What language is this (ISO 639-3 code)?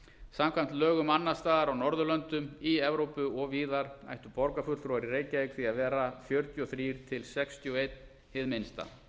isl